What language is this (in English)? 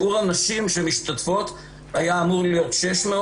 Hebrew